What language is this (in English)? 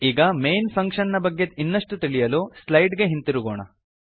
Kannada